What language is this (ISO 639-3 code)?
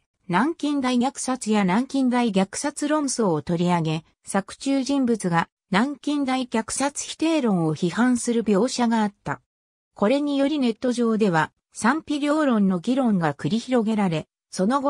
jpn